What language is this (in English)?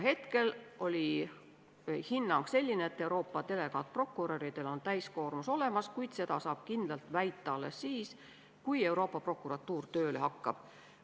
Estonian